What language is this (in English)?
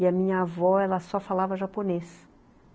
Portuguese